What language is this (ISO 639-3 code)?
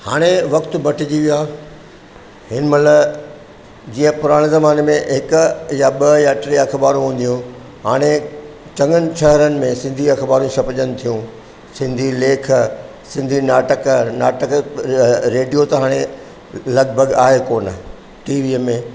snd